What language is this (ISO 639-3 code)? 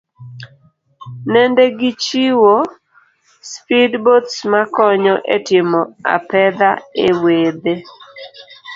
luo